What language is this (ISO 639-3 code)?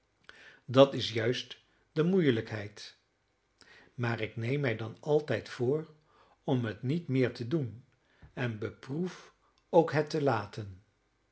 nld